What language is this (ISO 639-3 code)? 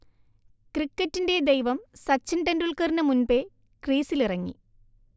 mal